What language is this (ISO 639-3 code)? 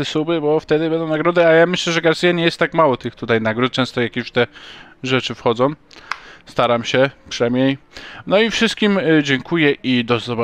pol